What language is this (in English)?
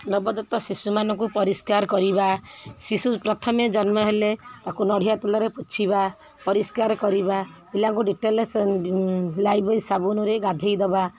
Odia